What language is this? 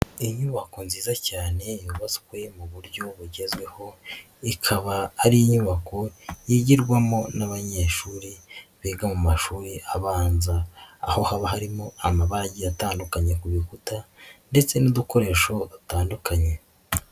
Kinyarwanda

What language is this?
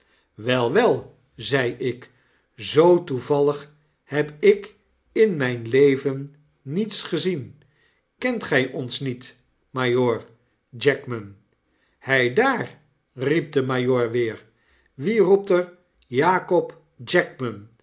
Dutch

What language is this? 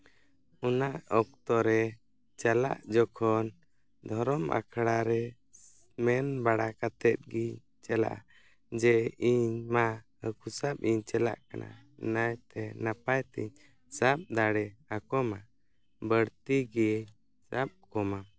Santali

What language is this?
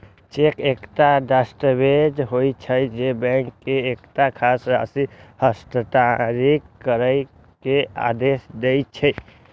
Maithili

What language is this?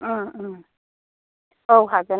Bodo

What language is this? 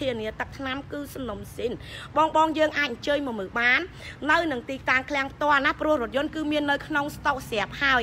Vietnamese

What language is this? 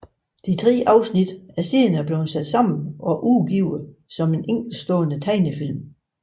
Danish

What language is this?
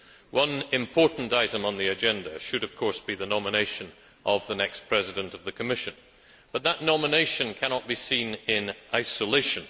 English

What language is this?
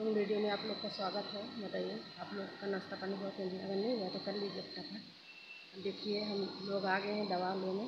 Hindi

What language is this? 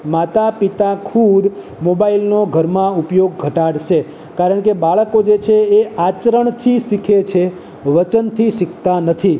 Gujarati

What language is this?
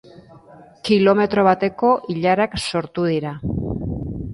Basque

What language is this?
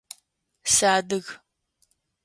Adyghe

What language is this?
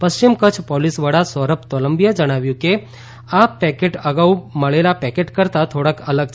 Gujarati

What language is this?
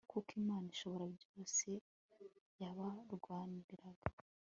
Kinyarwanda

